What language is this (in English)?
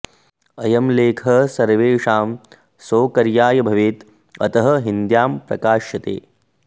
Sanskrit